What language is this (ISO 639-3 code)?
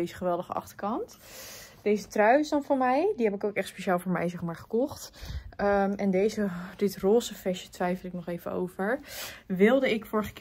nld